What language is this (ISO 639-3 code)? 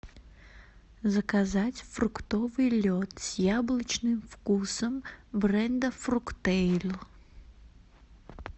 rus